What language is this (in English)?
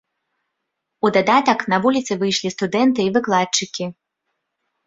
Belarusian